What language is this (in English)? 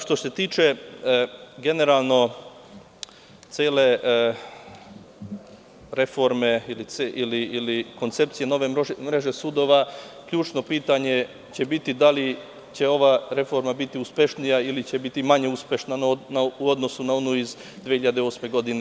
Serbian